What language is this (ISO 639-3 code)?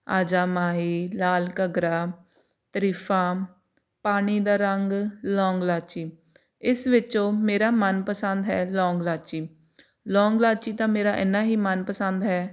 pan